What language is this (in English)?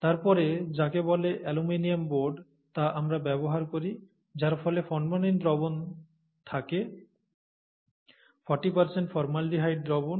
Bangla